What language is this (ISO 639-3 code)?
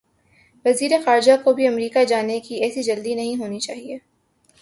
urd